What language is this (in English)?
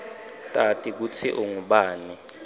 Swati